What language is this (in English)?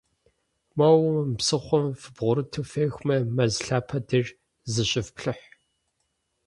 Kabardian